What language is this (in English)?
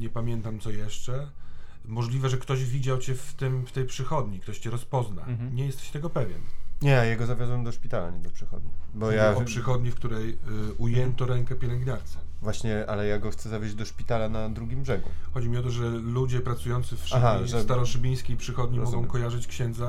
Polish